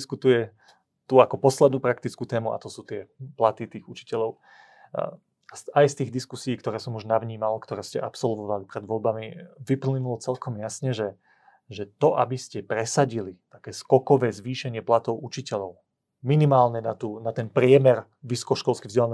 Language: Slovak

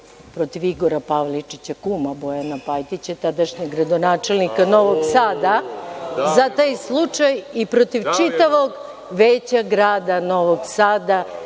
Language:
Serbian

